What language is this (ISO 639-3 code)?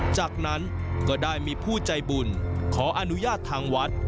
tha